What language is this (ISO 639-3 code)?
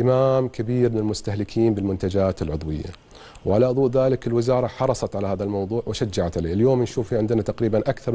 ara